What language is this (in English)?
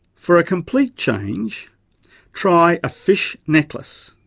English